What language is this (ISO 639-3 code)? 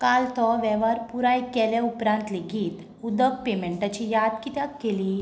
kok